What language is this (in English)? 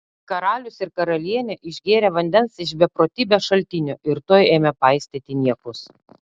Lithuanian